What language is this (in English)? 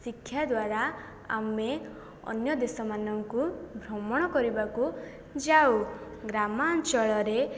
Odia